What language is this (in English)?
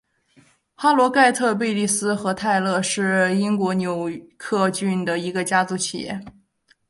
Chinese